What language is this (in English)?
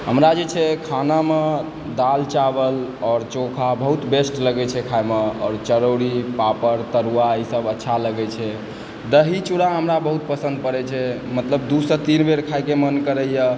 Maithili